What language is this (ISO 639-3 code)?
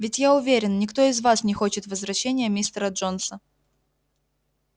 rus